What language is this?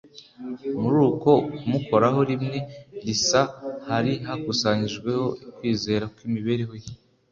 Kinyarwanda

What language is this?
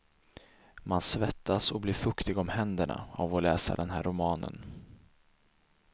Swedish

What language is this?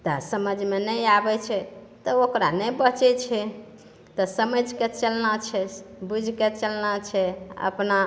Maithili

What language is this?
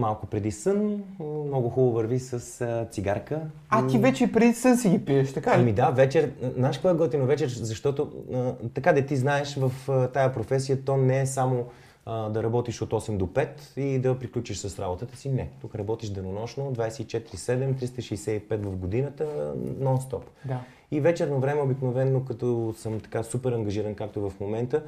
Bulgarian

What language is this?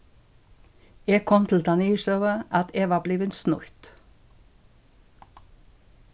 Faroese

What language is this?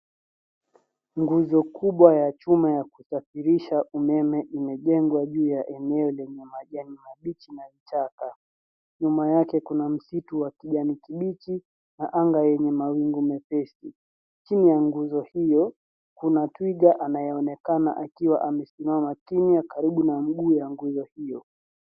Swahili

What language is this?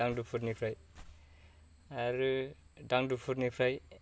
Bodo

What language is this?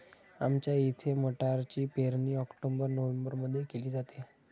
Marathi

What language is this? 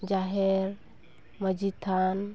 Santali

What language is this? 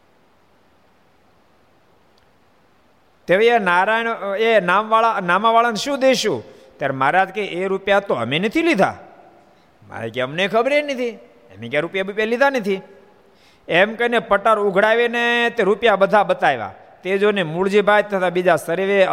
Gujarati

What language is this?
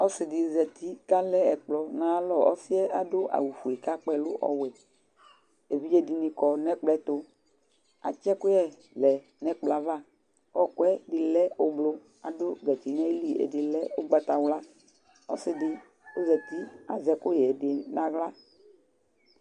Ikposo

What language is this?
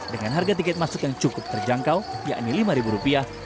Indonesian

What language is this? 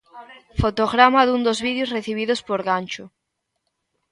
Galician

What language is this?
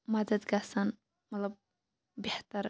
Kashmiri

